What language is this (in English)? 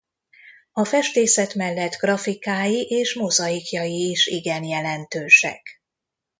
Hungarian